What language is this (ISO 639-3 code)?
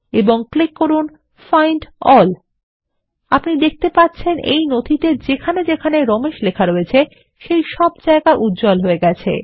ben